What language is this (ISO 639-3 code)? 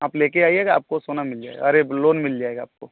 hin